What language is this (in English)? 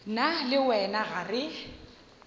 Northern Sotho